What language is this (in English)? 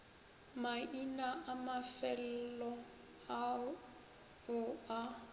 Northern Sotho